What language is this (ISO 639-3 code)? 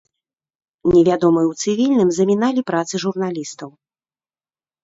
bel